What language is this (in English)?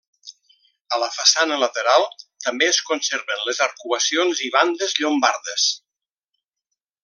Catalan